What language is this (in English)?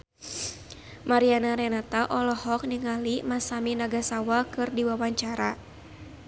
Sundanese